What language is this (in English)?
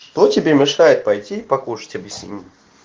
Russian